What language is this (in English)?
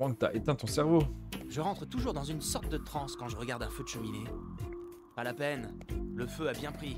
French